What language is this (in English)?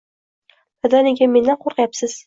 Uzbek